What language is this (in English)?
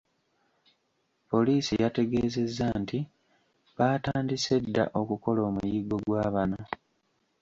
Ganda